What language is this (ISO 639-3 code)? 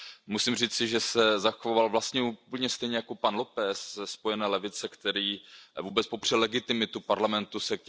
ces